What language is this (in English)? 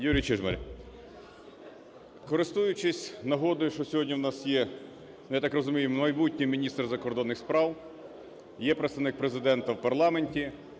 Ukrainian